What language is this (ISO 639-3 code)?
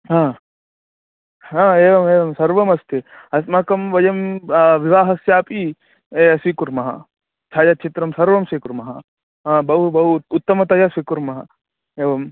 san